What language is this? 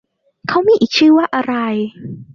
Thai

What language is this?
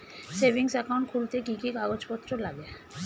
Bangla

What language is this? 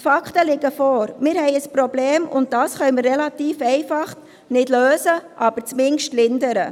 Swiss German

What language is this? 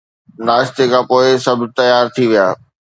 Sindhi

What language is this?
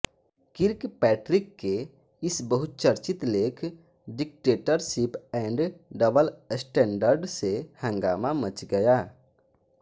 Hindi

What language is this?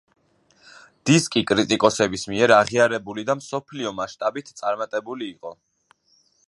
Georgian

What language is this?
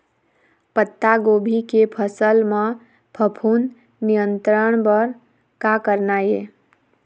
Chhattisgarhi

